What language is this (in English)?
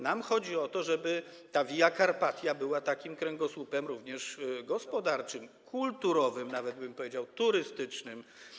Polish